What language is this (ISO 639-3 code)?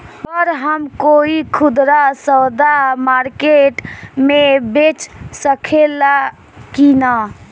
bho